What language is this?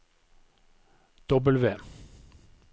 Norwegian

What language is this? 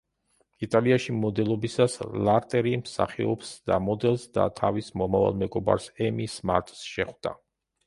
Georgian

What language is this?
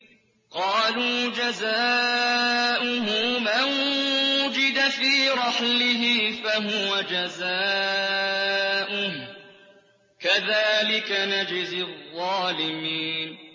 Arabic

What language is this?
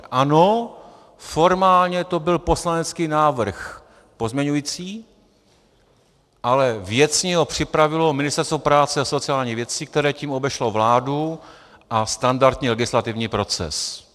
Czech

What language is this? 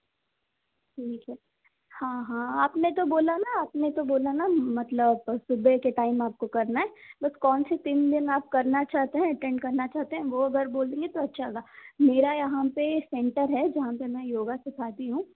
Hindi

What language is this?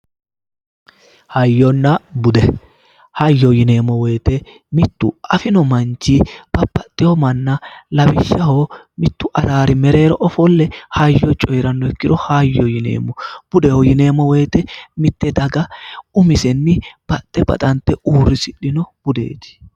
Sidamo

